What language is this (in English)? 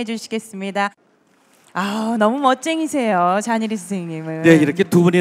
Korean